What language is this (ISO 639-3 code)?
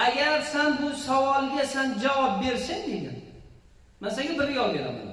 uzb